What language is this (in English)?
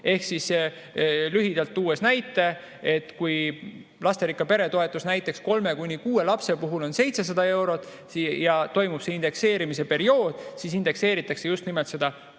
Estonian